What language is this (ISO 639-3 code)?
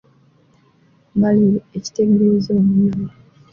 lug